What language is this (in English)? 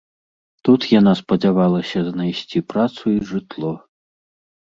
Belarusian